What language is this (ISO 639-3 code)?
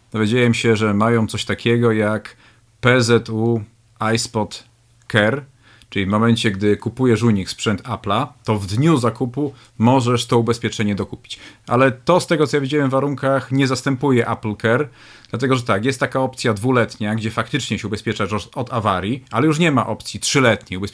pol